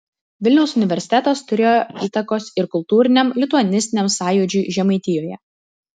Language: Lithuanian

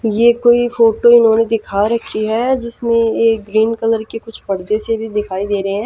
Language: Hindi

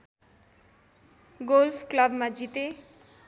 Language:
Nepali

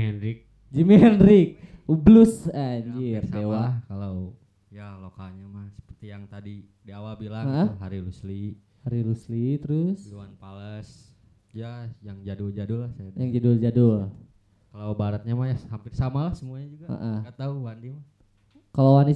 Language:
Indonesian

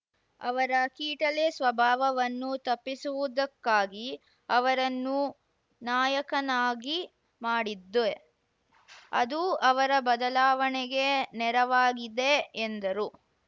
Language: Kannada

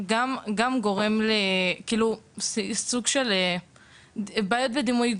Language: Hebrew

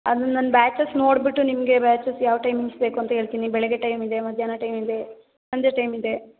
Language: Kannada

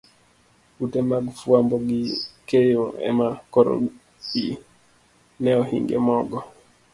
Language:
Luo (Kenya and Tanzania)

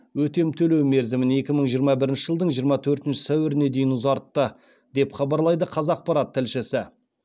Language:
Kazakh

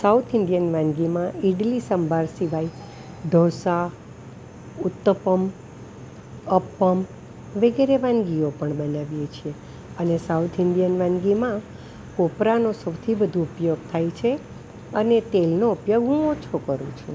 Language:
Gujarati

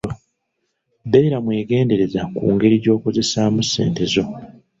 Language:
Ganda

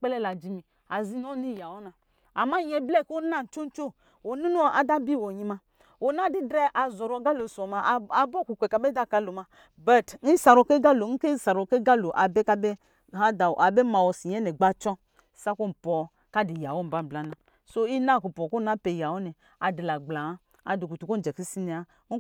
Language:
Lijili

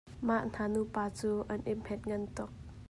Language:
Hakha Chin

